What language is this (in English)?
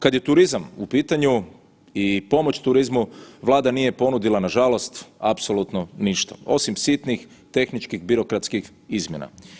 Croatian